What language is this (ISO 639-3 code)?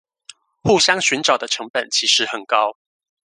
zho